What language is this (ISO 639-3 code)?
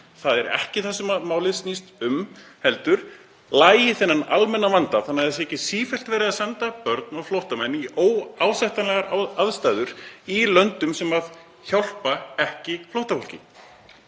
isl